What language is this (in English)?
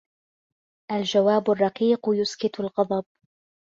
Arabic